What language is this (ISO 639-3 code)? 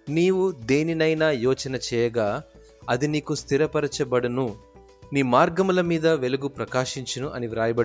tel